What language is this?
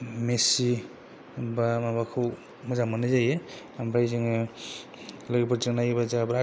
Bodo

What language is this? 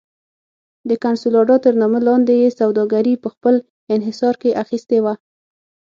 Pashto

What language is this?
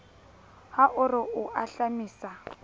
Southern Sotho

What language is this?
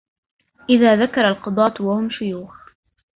Arabic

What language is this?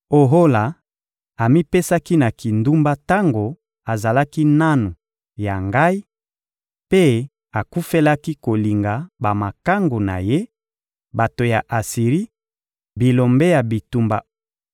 Lingala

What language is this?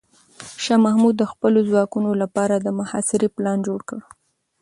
Pashto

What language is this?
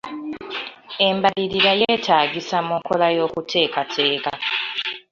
Ganda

